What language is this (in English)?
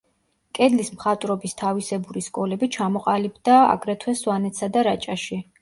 Georgian